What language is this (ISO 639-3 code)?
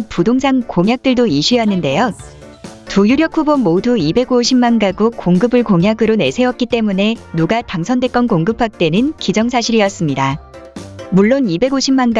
kor